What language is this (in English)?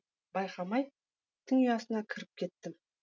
Kazakh